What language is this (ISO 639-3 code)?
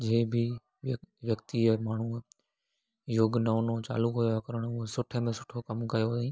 snd